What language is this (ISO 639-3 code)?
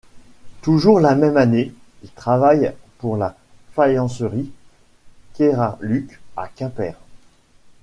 fra